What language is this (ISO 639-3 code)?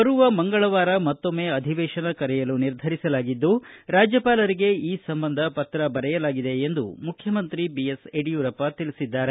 kan